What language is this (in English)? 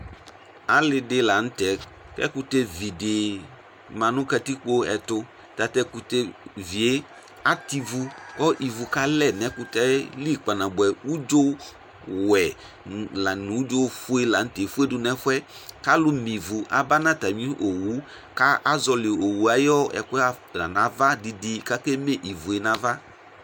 Ikposo